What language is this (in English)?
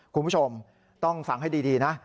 Thai